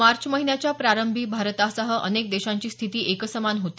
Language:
Marathi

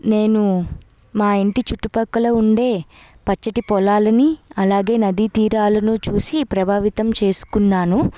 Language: Telugu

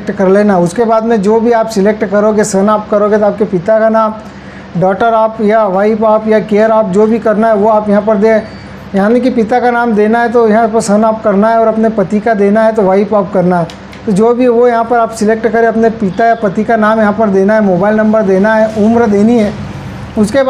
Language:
Hindi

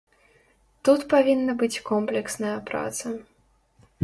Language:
Belarusian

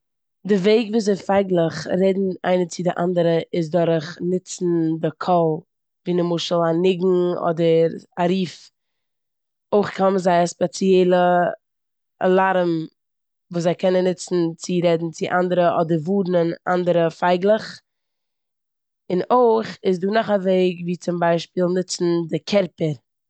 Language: Yiddish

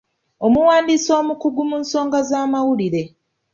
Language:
Ganda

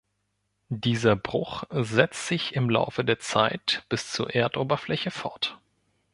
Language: German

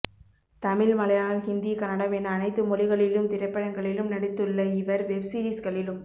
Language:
Tamil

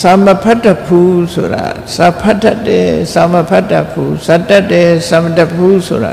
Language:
Thai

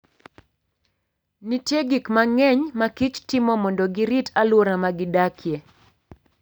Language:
Luo (Kenya and Tanzania)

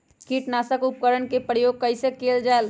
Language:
Magahi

